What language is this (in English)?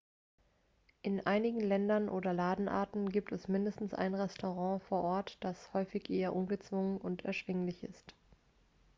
German